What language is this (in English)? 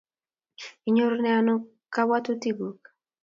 Kalenjin